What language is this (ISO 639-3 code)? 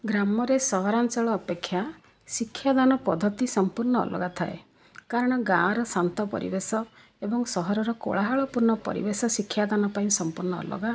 ori